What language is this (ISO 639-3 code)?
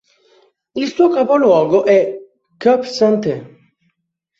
ita